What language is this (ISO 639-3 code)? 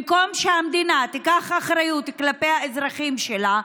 heb